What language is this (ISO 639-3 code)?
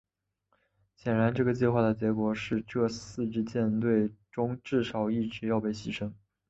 zho